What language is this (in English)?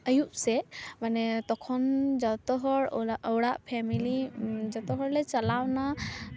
Santali